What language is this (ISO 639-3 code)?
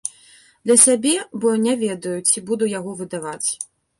bel